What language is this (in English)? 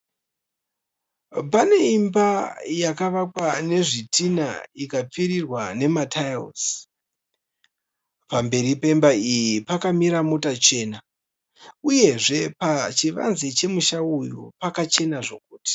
Shona